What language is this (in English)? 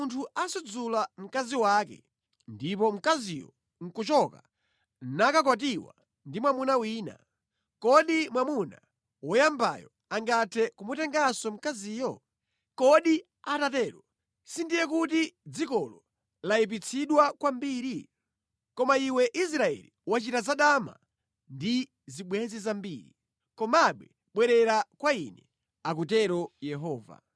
Nyanja